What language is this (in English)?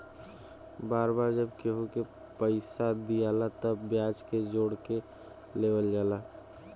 Bhojpuri